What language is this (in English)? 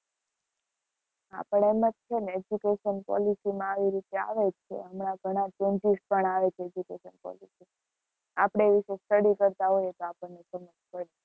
Gujarati